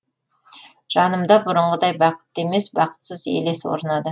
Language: Kazakh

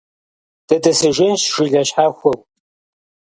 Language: Kabardian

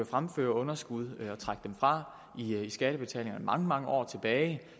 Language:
Danish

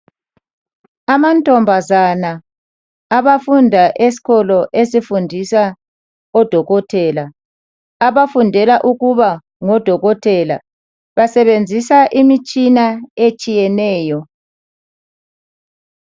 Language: North Ndebele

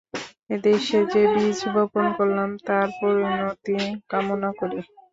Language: Bangla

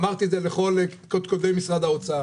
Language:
Hebrew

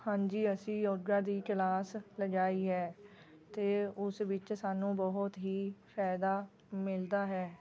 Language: Punjabi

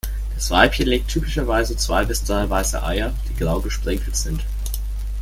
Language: German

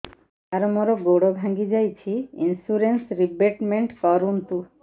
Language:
Odia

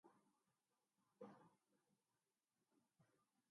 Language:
Urdu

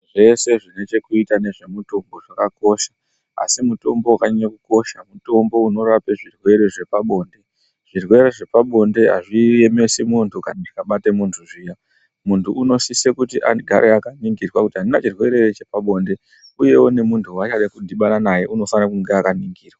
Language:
Ndau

